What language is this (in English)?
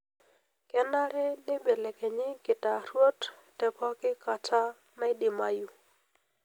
Masai